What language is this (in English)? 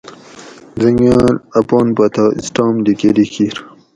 Gawri